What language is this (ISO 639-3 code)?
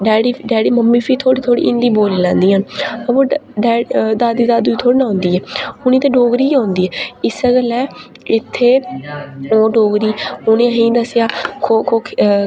doi